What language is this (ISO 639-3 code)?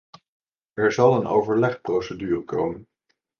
nld